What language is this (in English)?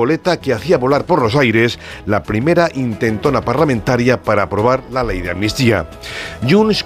Spanish